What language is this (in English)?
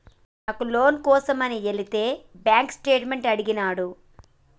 Telugu